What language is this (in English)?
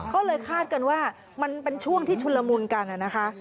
Thai